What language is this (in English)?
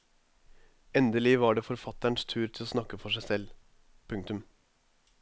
Norwegian